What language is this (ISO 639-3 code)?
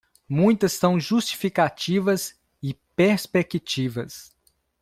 por